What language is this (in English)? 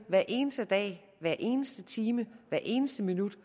Danish